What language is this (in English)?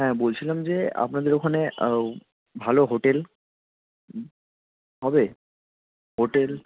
Bangla